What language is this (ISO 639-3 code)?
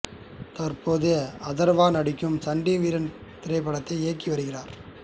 tam